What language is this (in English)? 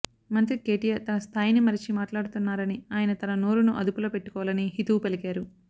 Telugu